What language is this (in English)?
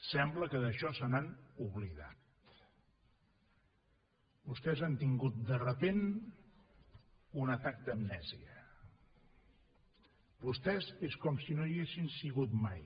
Catalan